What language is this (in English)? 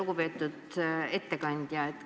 Estonian